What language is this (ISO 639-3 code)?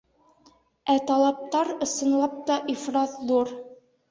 bak